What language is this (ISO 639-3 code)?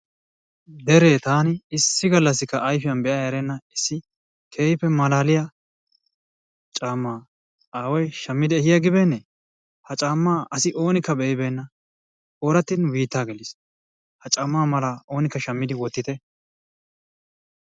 wal